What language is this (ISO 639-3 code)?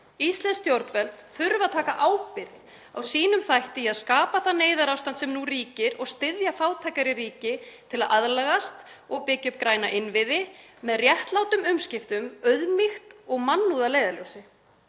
isl